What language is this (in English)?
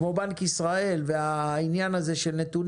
Hebrew